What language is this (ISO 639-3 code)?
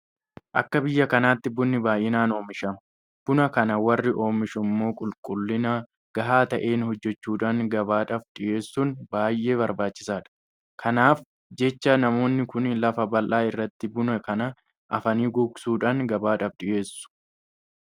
orm